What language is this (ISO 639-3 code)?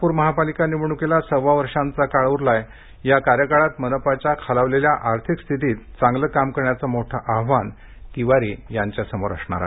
mar